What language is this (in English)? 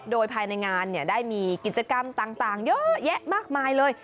Thai